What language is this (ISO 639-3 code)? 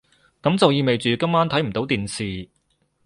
yue